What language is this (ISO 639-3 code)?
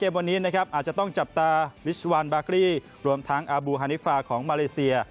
tha